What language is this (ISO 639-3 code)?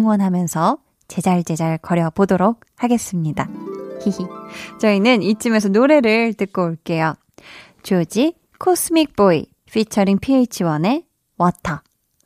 kor